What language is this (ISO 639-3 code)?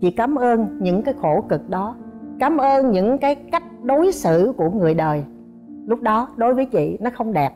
vie